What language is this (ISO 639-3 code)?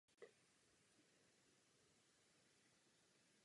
ces